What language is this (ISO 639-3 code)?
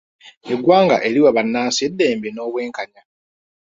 lug